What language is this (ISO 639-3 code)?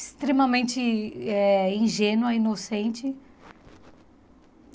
por